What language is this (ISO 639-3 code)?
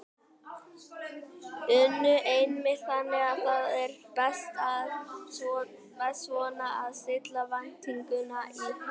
isl